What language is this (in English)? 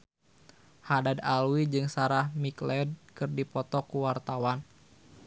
Sundanese